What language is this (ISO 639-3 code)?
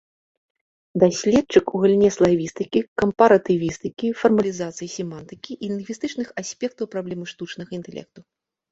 bel